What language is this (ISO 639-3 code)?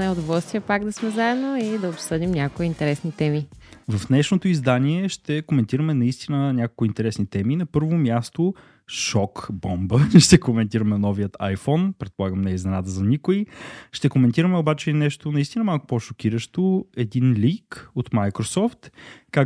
bul